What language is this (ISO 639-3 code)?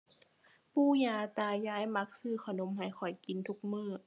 tha